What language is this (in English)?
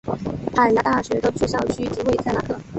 Chinese